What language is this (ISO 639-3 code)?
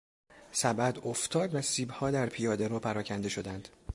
fas